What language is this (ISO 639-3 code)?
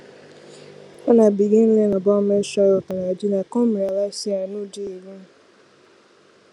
pcm